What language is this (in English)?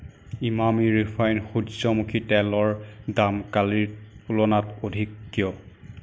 Assamese